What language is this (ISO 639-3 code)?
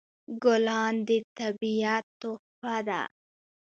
pus